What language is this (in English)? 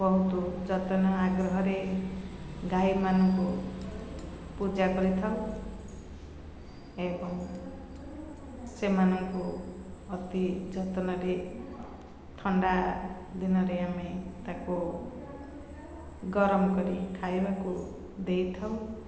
Odia